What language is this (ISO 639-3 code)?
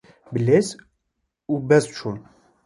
kur